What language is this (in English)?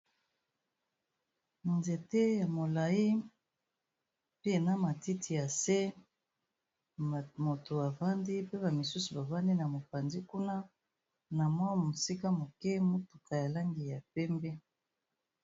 Lingala